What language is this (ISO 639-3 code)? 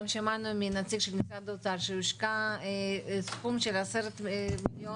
heb